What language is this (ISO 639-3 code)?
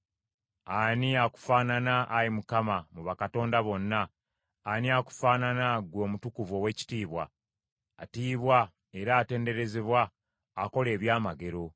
lug